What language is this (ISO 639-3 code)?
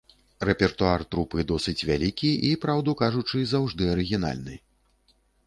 bel